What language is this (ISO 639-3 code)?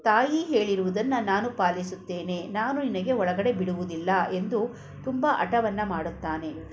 kan